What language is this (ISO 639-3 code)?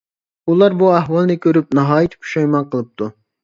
uig